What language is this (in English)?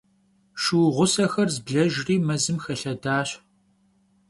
Kabardian